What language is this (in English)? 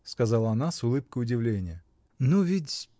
Russian